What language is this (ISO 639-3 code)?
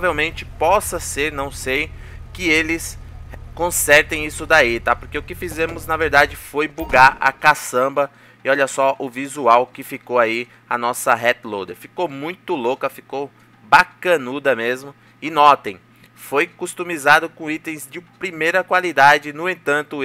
por